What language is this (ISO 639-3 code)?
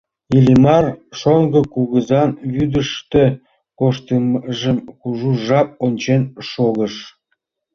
chm